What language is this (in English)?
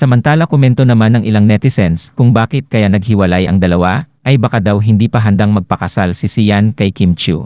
Filipino